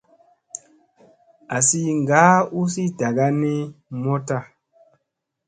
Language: Musey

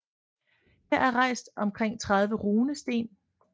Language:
Danish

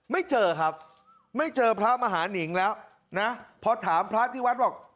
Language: Thai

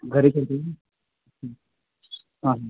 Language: Marathi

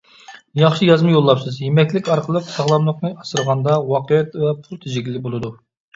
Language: Uyghur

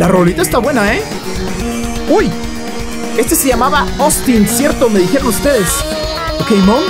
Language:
Spanish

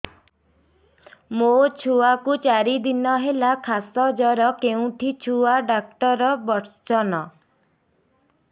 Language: Odia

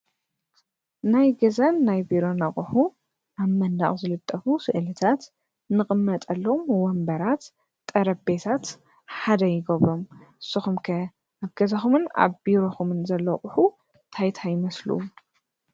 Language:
Tigrinya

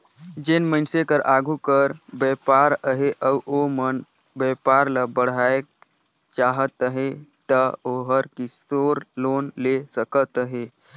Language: Chhattisgarhi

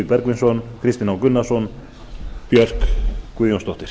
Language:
Icelandic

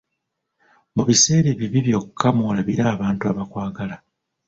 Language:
Ganda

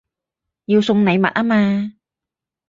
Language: Cantonese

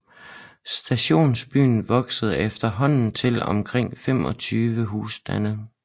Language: Danish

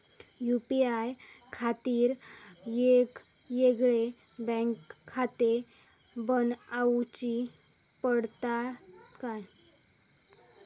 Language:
Marathi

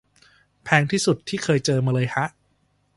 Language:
Thai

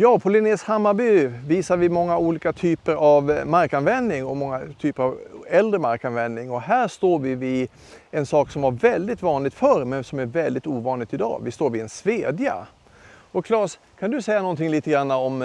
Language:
Swedish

